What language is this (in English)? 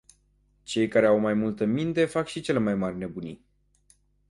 Romanian